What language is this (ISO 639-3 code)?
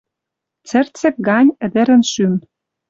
mrj